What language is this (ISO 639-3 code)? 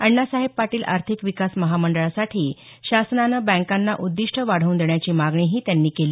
mar